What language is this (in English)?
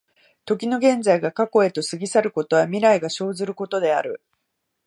Japanese